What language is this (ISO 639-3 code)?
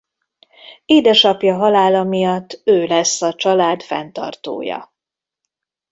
hun